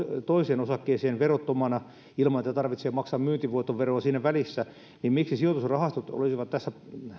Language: Finnish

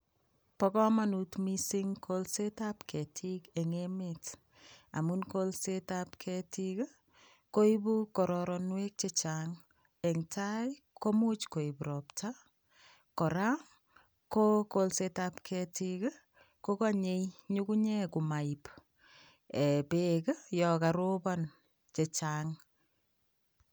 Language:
Kalenjin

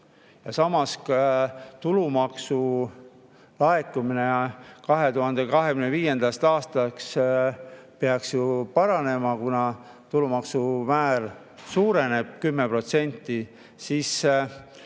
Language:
Estonian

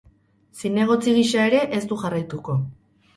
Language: Basque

